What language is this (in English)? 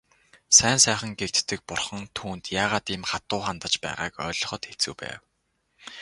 Mongolian